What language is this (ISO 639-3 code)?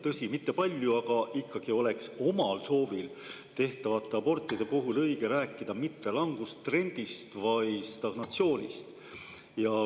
est